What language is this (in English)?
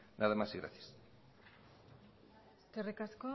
Basque